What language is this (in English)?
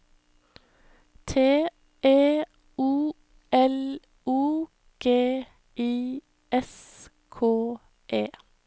Norwegian